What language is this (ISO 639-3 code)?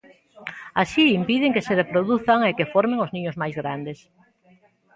glg